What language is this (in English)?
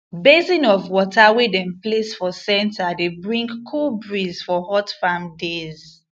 Nigerian Pidgin